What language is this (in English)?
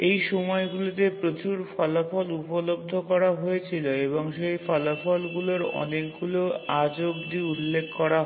Bangla